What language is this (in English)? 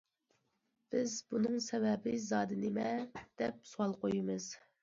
Uyghur